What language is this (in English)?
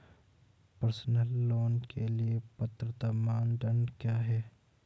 Hindi